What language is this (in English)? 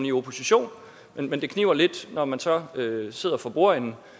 Danish